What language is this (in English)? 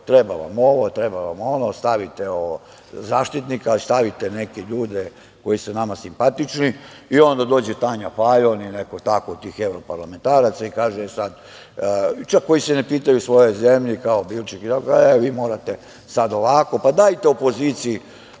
Serbian